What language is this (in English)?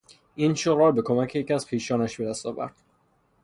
Persian